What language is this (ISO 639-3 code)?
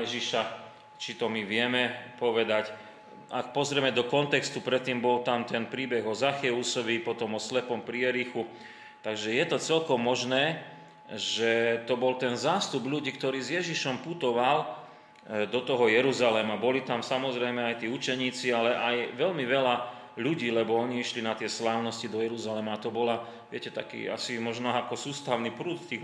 slk